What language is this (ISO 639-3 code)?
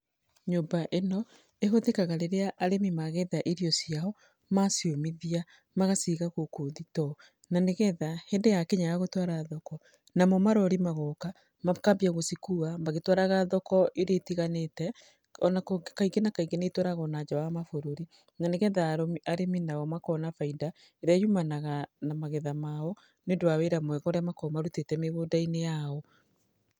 kik